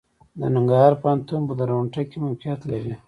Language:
Pashto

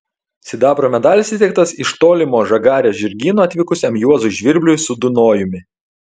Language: Lithuanian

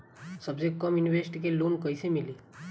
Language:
Bhojpuri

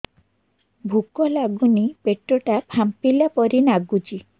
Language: Odia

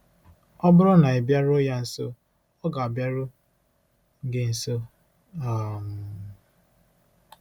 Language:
Igbo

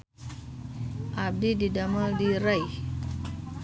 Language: Sundanese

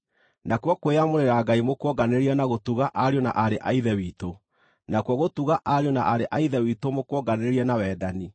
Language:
Kikuyu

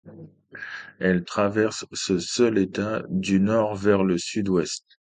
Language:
French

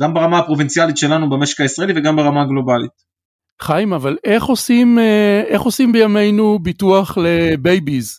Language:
Hebrew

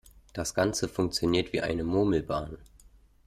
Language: German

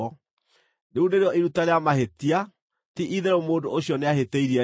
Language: Kikuyu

